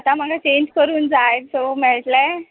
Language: Konkani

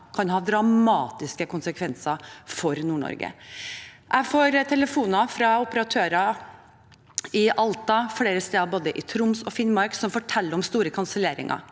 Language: Norwegian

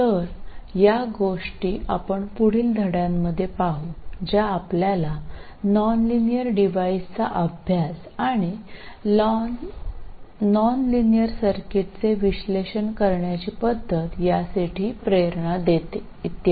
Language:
Marathi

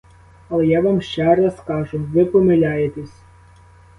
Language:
Ukrainian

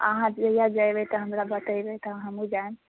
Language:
Maithili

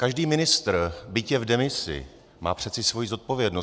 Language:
Czech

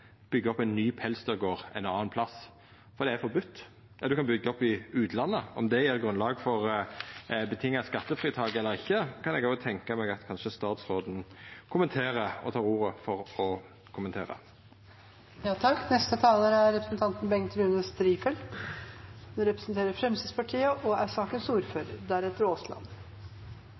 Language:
Norwegian Nynorsk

